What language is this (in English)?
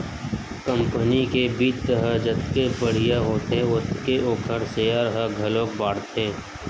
Chhattisgarhi